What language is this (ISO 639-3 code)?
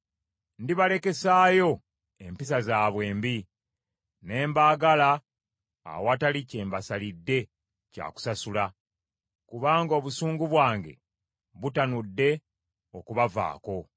lug